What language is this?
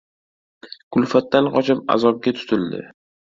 Uzbek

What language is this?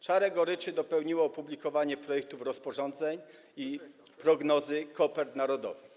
Polish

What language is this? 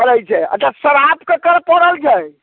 Maithili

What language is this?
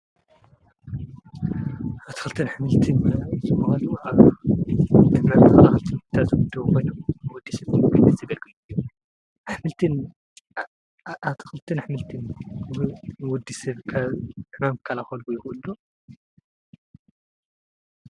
Tigrinya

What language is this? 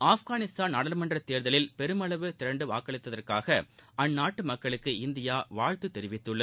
Tamil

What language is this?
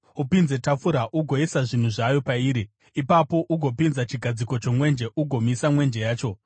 Shona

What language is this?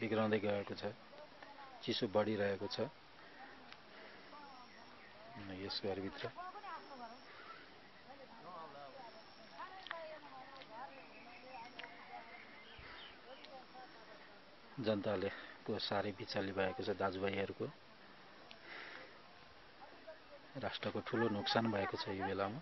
Italian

